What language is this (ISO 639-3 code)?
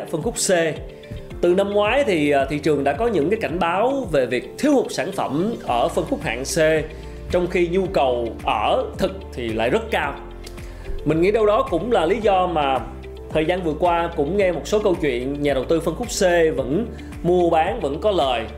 vie